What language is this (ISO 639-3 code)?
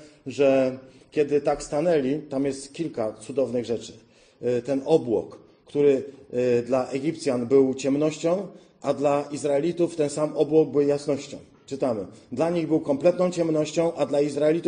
pol